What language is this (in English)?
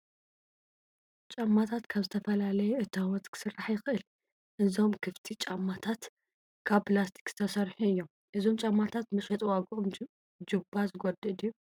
Tigrinya